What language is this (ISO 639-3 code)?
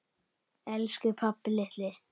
isl